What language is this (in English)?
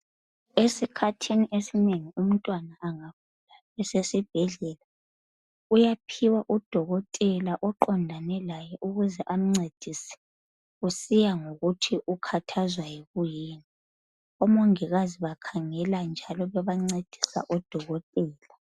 North Ndebele